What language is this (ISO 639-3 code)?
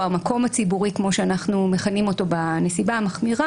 heb